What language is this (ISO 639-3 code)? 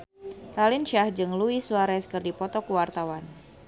sun